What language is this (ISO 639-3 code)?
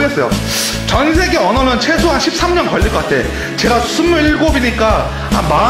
kor